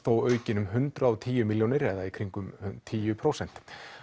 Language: Icelandic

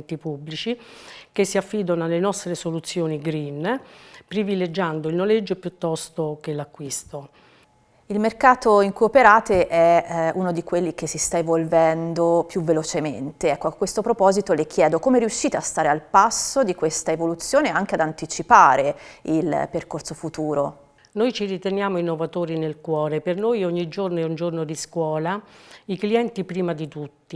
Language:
Italian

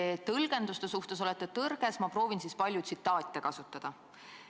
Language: Estonian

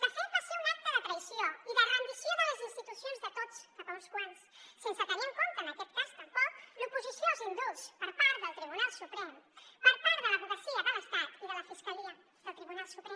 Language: Catalan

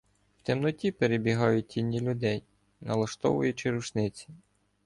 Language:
Ukrainian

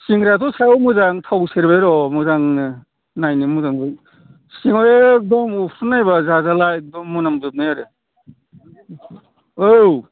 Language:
Bodo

